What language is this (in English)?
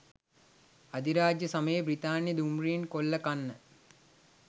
Sinhala